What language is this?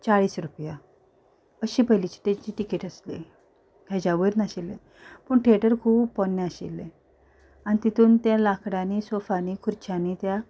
Konkani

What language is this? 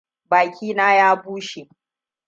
Hausa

